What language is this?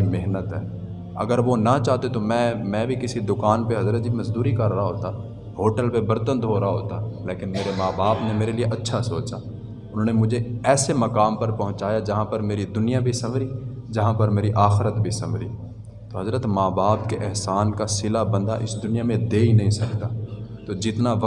Urdu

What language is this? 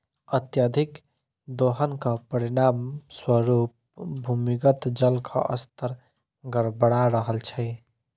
Maithili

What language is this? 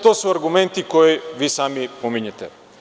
Serbian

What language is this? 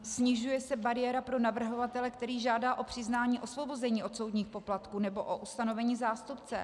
Czech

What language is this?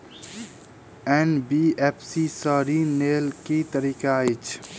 Maithili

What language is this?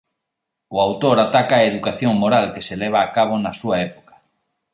Galician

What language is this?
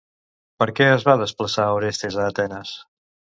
Catalan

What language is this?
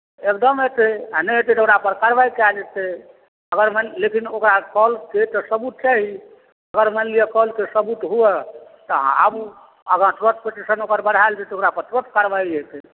Maithili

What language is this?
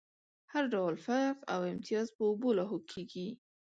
Pashto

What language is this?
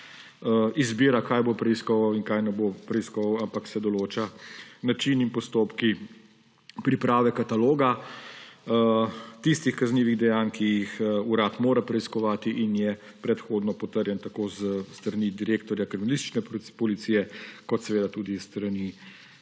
Slovenian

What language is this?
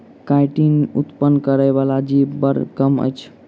Maithili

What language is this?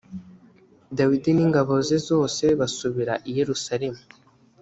Kinyarwanda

